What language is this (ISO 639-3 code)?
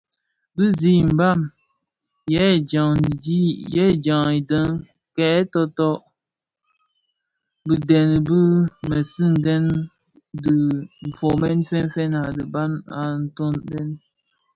ksf